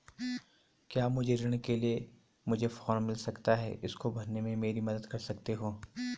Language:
Hindi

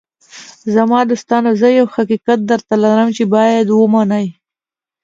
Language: Pashto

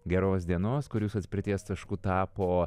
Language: Lithuanian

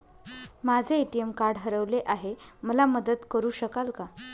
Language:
Marathi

